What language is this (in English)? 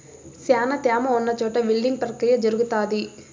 Telugu